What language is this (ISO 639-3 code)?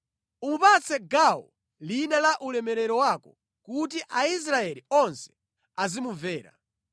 nya